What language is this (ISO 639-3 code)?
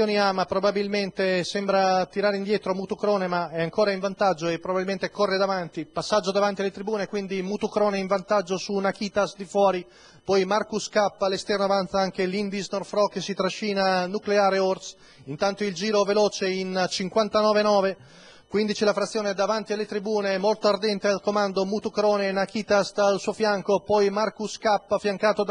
ita